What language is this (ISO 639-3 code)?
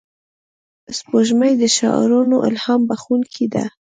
pus